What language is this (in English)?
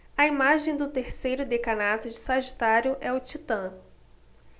Portuguese